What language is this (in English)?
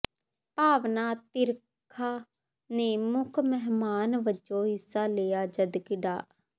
Punjabi